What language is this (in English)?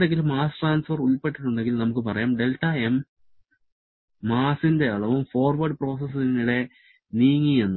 Malayalam